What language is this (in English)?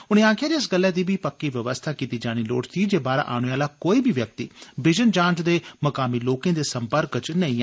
Dogri